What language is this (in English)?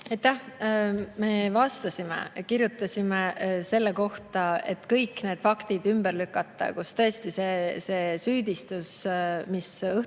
Estonian